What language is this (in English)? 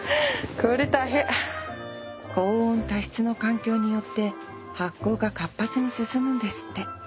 Japanese